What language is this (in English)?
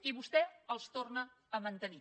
Catalan